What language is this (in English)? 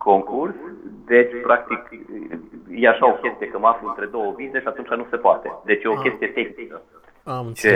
Romanian